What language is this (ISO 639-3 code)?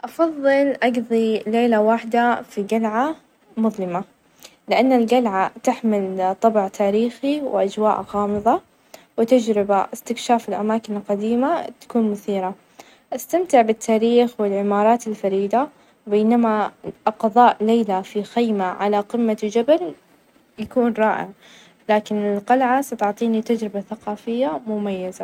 ars